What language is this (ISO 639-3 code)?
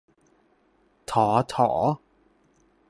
tha